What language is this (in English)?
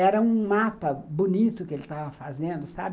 Portuguese